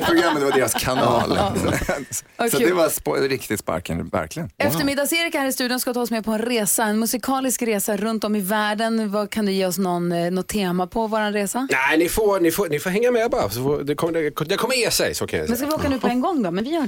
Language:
Swedish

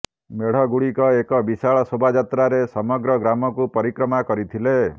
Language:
Odia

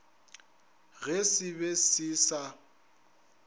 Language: Northern Sotho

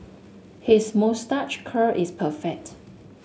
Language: English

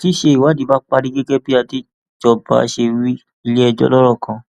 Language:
Yoruba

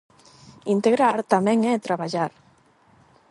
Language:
Galician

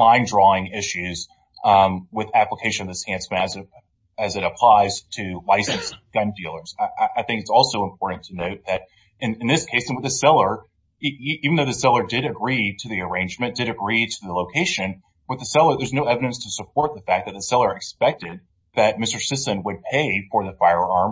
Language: English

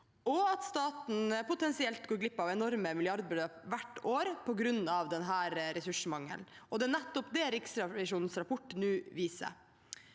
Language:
Norwegian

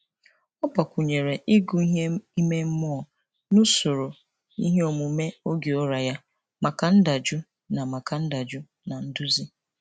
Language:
Igbo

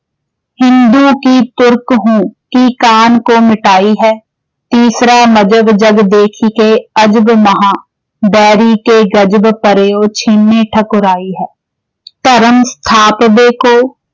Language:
Punjabi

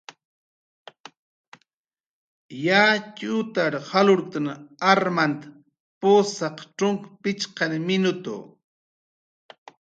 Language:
Jaqaru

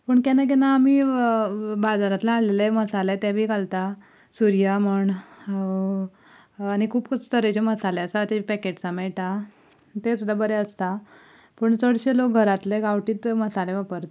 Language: Konkani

